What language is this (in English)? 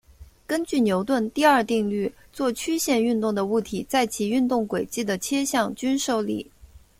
Chinese